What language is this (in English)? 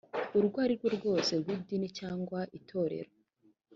Kinyarwanda